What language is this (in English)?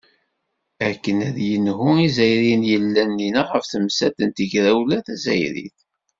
Kabyle